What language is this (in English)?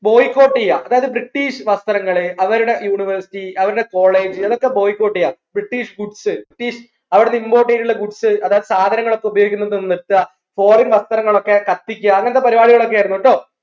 Malayalam